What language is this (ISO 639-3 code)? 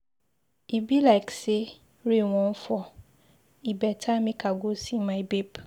pcm